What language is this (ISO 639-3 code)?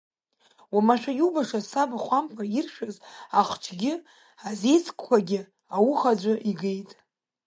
abk